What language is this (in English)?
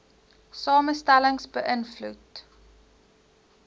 Afrikaans